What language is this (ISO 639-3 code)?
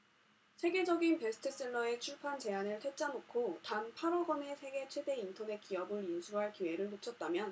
kor